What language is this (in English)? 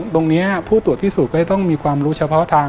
Thai